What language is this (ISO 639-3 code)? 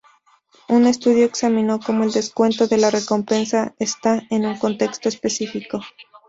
spa